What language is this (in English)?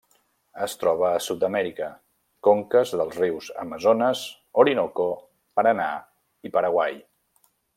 Catalan